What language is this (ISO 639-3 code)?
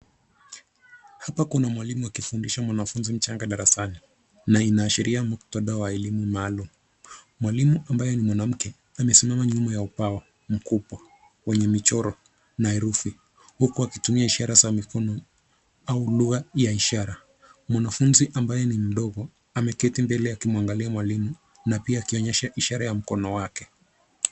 swa